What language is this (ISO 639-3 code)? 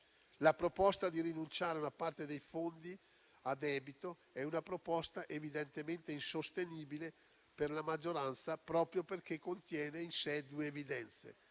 ita